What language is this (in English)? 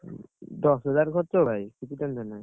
Odia